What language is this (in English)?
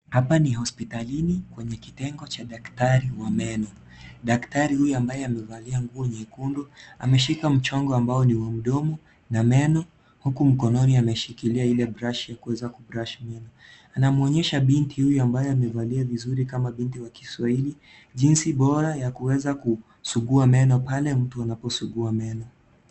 Swahili